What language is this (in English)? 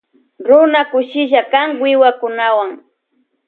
Loja Highland Quichua